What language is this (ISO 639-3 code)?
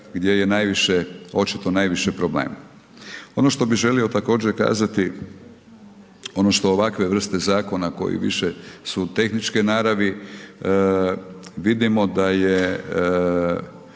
hrv